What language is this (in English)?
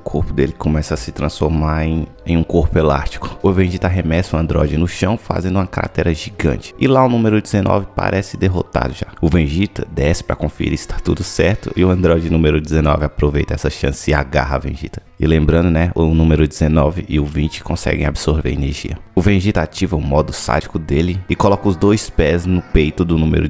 Portuguese